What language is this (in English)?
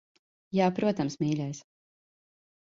Latvian